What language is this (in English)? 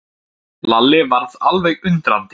Icelandic